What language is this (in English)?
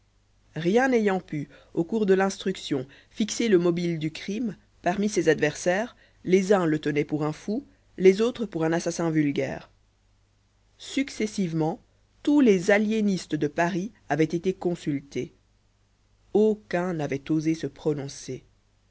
French